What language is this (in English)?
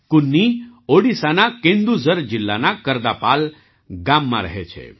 Gujarati